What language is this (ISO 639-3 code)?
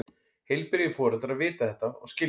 isl